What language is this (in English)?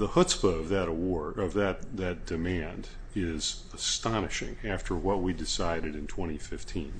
English